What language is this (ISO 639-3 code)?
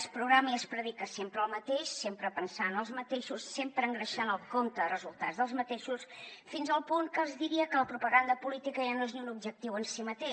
cat